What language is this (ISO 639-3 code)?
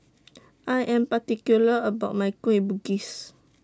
eng